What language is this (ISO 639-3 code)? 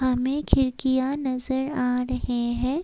hin